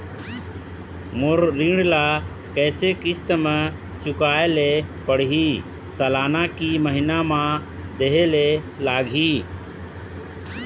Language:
Chhattisgarhi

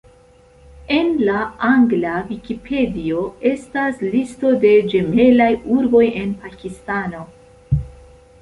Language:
Esperanto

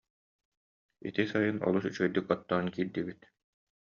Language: Yakut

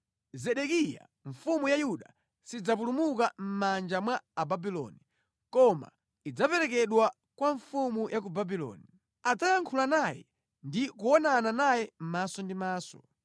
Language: Nyanja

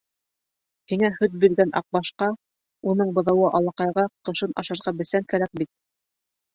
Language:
Bashkir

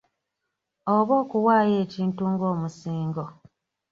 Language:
Ganda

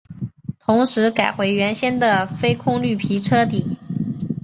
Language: Chinese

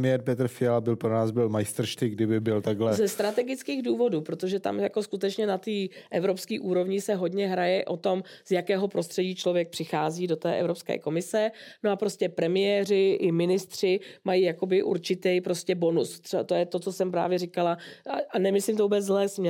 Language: Czech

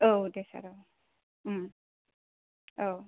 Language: Bodo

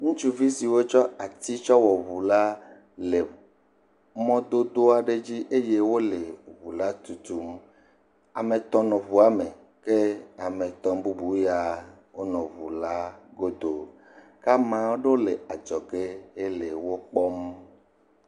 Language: Ewe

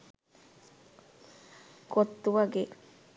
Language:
Sinhala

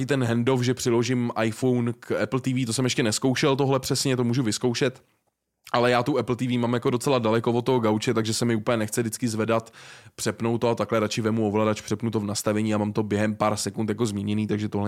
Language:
Czech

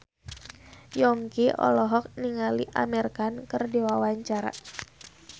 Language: Sundanese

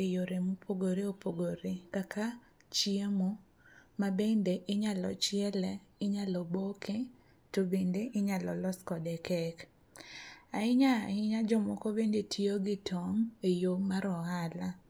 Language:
Luo (Kenya and Tanzania)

